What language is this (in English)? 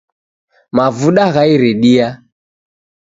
Taita